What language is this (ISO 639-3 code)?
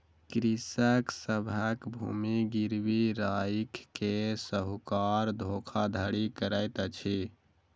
mai